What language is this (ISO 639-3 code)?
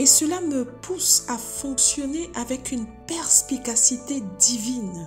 fra